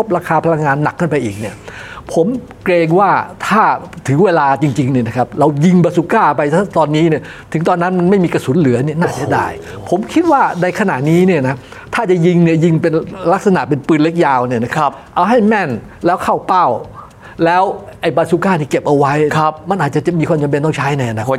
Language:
Thai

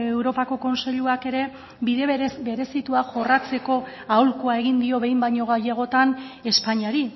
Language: Basque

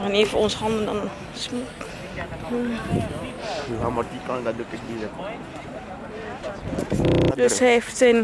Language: Dutch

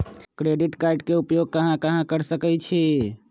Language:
Magahi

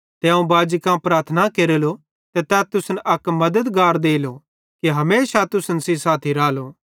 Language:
Bhadrawahi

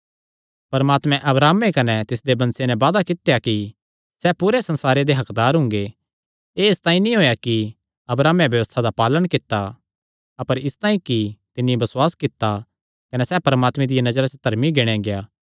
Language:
Kangri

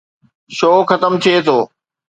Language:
Sindhi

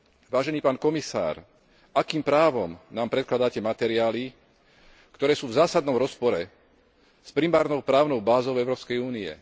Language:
Slovak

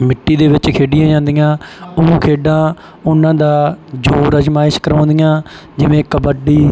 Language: Punjabi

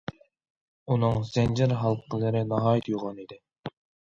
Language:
Uyghur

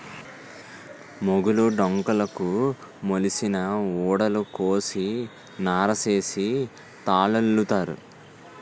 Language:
Telugu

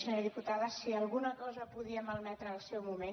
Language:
Catalan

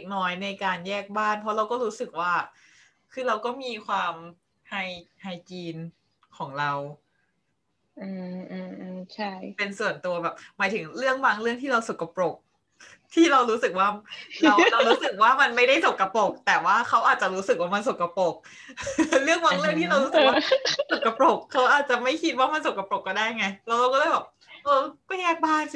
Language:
Thai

